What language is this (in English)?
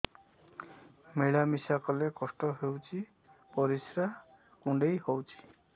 Odia